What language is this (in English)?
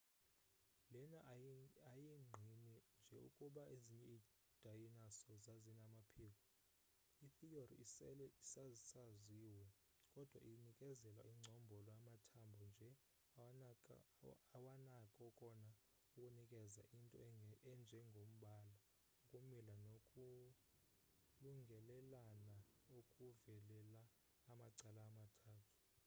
Xhosa